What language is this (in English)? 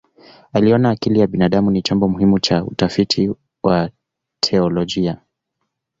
Swahili